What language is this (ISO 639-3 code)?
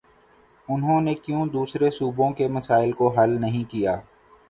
urd